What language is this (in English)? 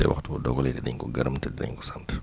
Wolof